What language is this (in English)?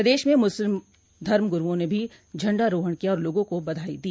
Hindi